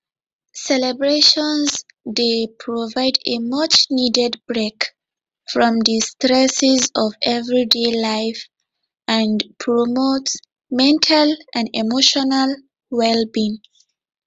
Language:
Nigerian Pidgin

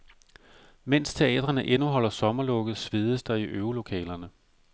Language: Danish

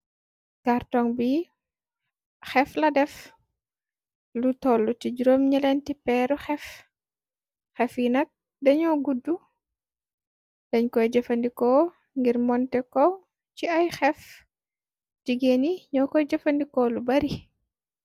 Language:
Wolof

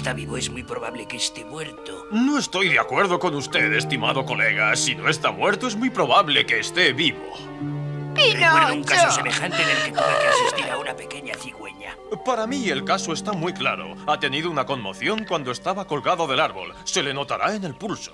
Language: Spanish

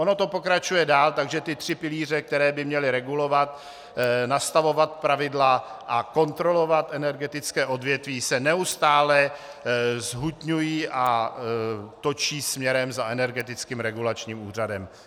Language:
Czech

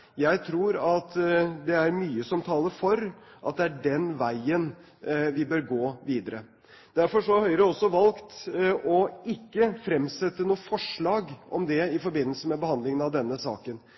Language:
Norwegian Bokmål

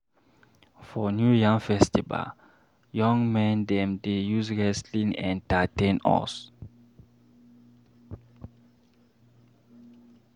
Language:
Nigerian Pidgin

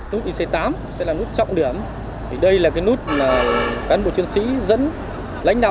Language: Vietnamese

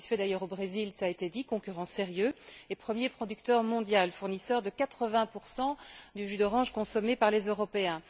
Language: French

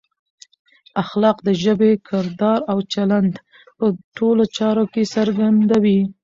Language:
Pashto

